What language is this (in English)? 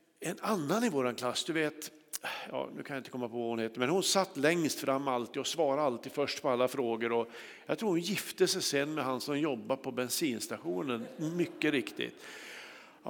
Swedish